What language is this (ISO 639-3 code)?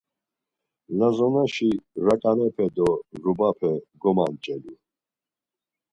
lzz